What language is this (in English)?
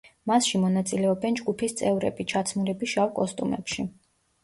Georgian